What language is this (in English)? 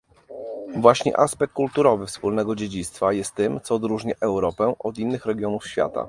Polish